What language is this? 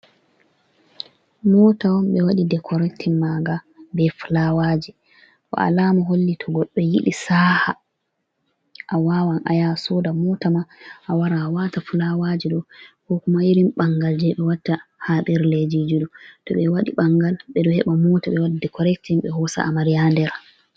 Fula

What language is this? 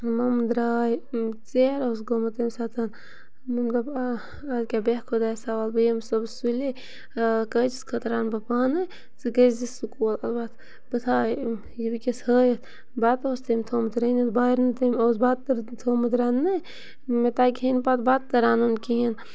Kashmiri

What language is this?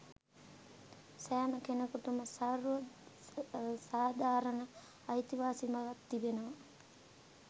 Sinhala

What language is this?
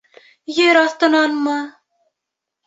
Bashkir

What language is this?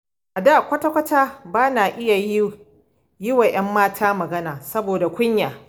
Hausa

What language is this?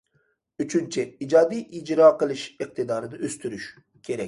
Uyghur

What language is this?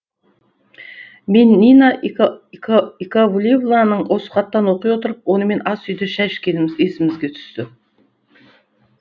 Kazakh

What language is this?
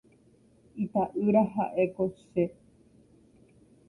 Guarani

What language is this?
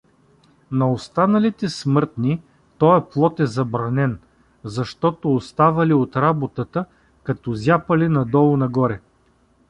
Bulgarian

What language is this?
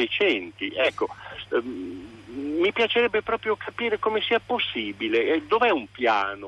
Italian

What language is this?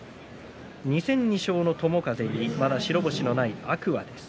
Japanese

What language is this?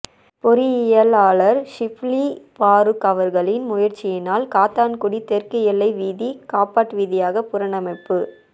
Tamil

